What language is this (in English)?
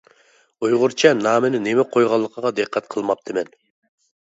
Uyghur